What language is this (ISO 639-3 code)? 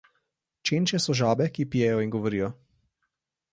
slv